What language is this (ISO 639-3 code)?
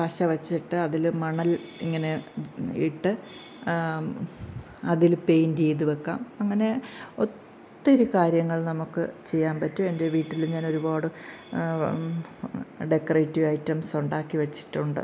mal